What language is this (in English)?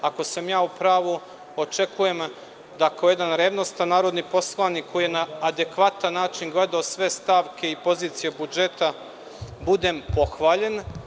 Serbian